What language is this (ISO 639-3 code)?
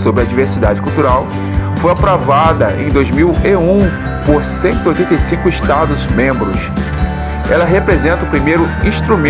por